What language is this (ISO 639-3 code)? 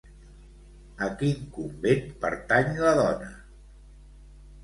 cat